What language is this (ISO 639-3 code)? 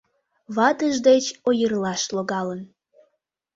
chm